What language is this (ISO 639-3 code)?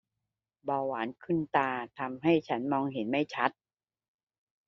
tha